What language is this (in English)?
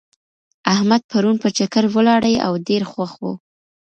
Pashto